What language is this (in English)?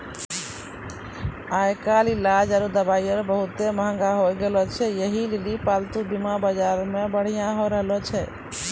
Maithili